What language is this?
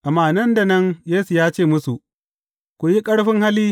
Hausa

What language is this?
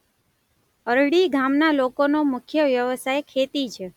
Gujarati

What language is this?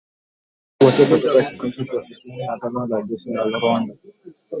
Swahili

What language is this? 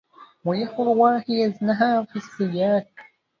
Arabic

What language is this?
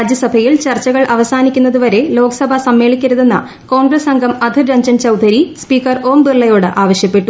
Malayalam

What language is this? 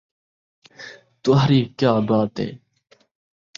Saraiki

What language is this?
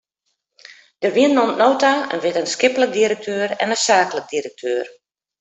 Western Frisian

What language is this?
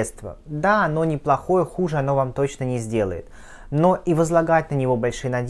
Russian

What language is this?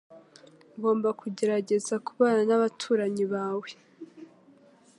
Kinyarwanda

